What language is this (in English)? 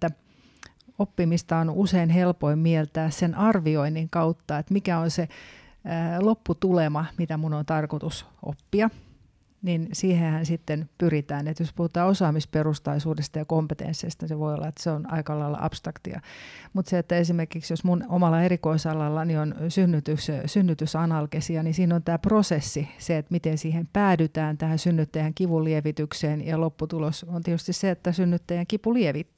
Finnish